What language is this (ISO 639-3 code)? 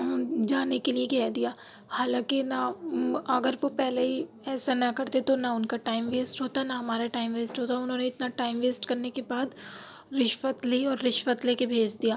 urd